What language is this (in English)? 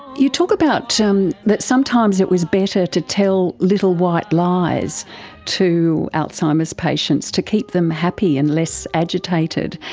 English